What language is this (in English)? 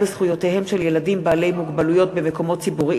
Hebrew